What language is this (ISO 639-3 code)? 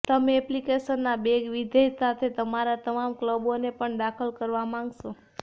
guj